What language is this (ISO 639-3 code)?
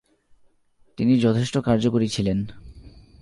ben